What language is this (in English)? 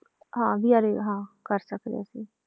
Punjabi